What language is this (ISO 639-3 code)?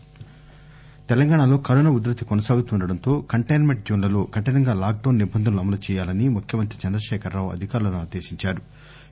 tel